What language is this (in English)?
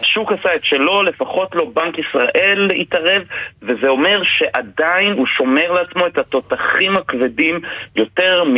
Hebrew